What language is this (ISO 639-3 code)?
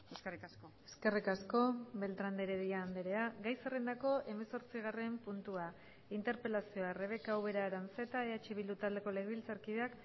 eus